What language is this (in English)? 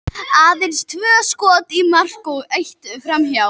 Icelandic